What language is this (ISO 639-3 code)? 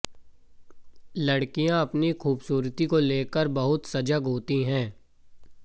hin